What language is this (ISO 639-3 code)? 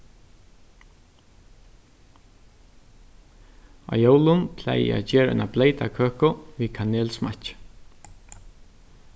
fao